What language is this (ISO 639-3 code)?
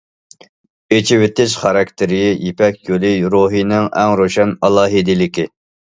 uig